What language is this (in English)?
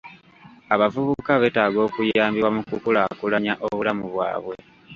Ganda